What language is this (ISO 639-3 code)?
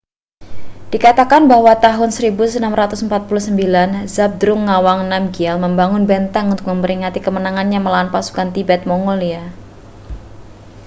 ind